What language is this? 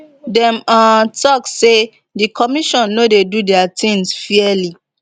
Nigerian Pidgin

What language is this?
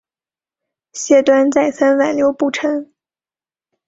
Chinese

